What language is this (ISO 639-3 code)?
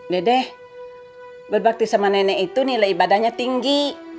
ind